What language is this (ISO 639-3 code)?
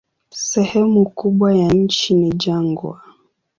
swa